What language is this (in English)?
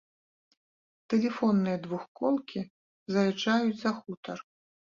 Belarusian